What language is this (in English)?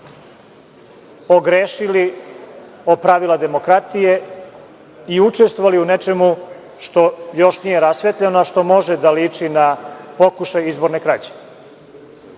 Serbian